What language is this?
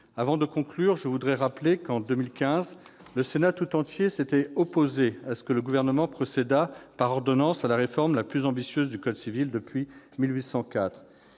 French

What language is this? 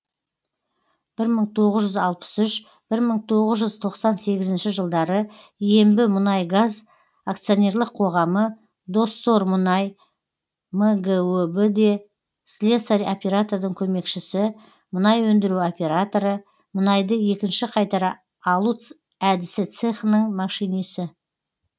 Kazakh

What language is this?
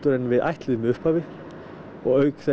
Icelandic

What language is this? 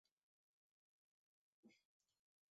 Western Frisian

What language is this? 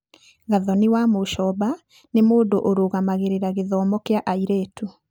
Kikuyu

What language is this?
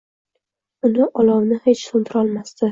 Uzbek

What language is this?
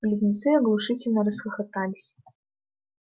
Russian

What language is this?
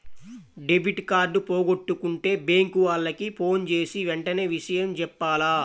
Telugu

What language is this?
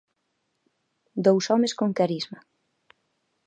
Galician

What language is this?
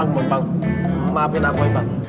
Indonesian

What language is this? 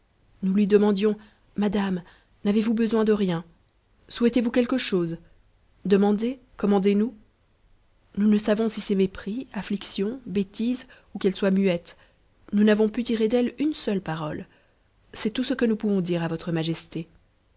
French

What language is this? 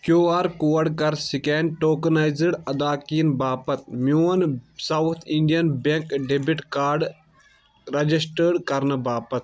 Kashmiri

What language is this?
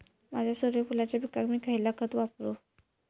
Marathi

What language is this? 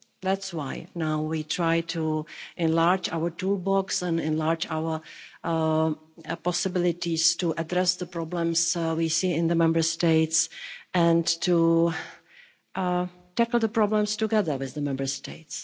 English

